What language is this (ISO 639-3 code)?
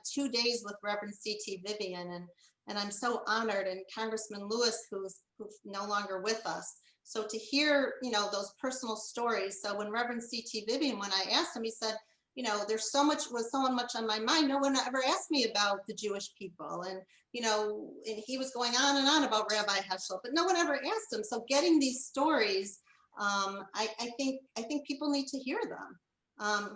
eng